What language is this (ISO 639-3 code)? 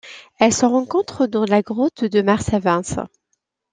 fra